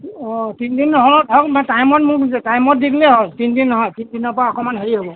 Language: Assamese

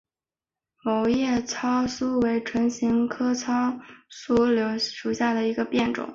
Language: Chinese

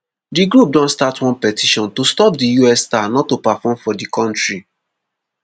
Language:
Nigerian Pidgin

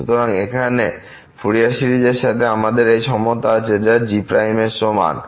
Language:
Bangla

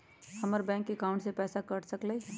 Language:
Magahi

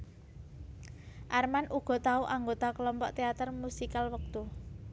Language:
Javanese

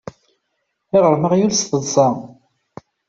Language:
Kabyle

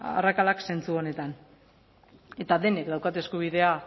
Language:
Basque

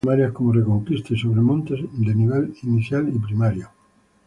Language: Spanish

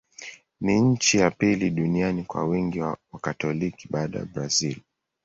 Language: Swahili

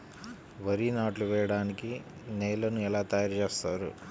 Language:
Telugu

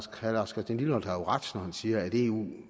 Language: Danish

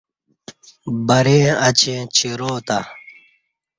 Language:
Kati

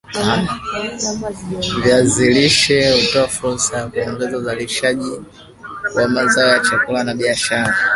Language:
Swahili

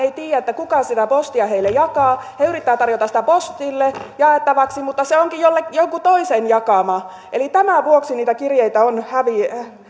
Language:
Finnish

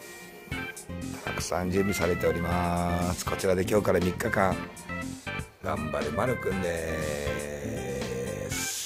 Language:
Japanese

